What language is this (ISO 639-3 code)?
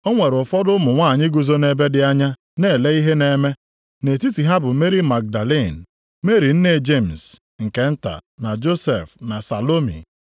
ibo